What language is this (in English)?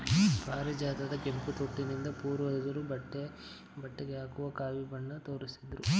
Kannada